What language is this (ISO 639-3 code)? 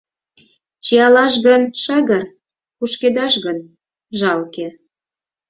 chm